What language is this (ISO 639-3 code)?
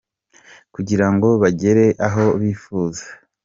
kin